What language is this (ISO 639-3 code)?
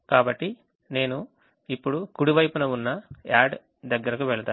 tel